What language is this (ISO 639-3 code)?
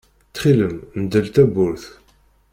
kab